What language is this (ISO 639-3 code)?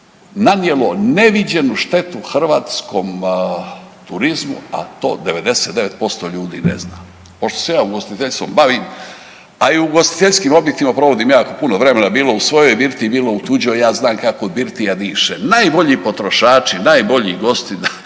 hrv